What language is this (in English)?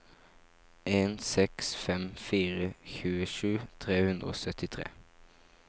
Norwegian